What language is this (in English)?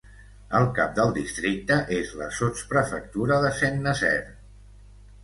Catalan